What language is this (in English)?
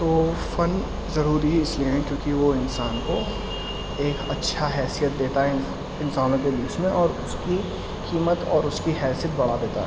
Urdu